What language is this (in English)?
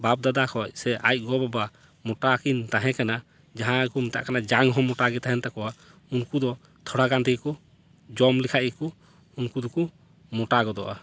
Santali